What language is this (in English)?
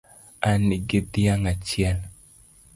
Luo (Kenya and Tanzania)